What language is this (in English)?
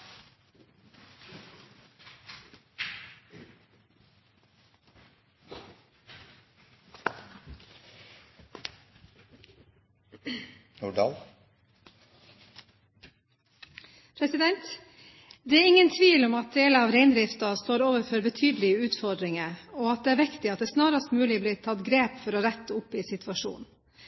Norwegian